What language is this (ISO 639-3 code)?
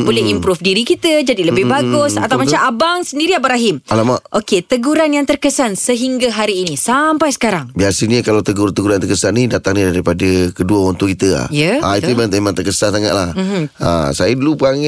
msa